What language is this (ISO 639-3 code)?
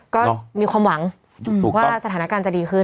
tha